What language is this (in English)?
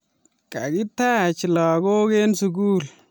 Kalenjin